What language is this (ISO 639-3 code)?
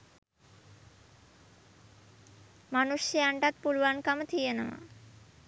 sin